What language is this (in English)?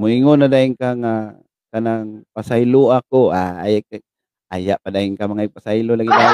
Filipino